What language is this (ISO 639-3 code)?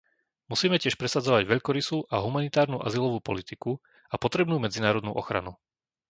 slk